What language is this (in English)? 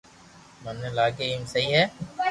Loarki